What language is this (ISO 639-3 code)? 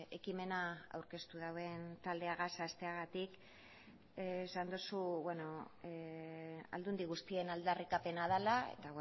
eus